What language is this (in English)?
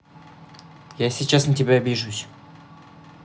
Russian